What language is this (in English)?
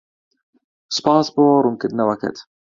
Central Kurdish